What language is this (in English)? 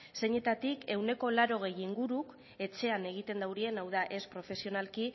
Basque